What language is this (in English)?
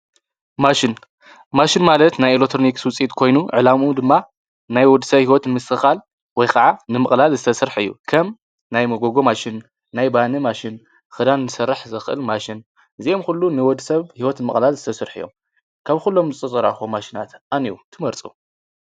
Tigrinya